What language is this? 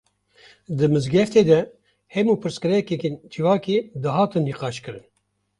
Kurdish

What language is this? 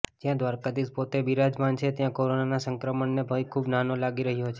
Gujarati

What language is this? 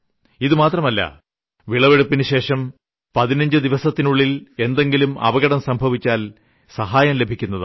Malayalam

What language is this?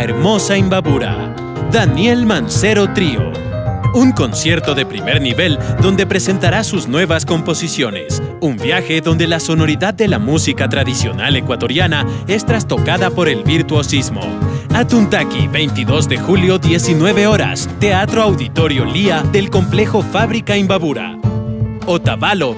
Spanish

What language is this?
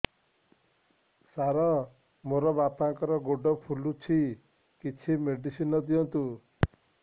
Odia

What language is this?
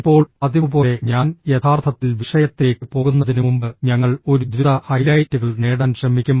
Malayalam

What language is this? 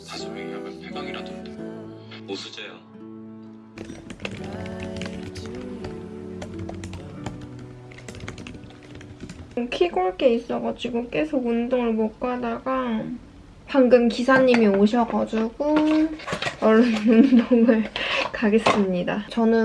Korean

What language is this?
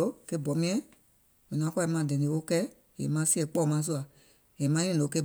Gola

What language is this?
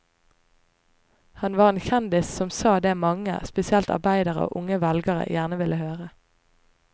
Norwegian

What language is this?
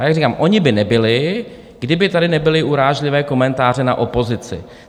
Czech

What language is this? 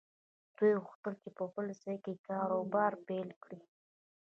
Pashto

